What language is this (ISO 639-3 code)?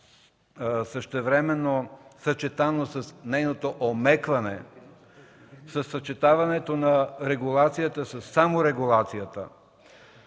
bul